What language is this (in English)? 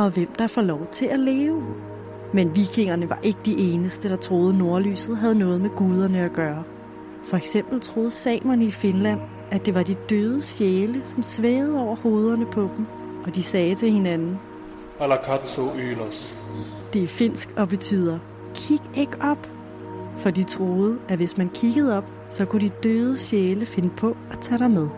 Danish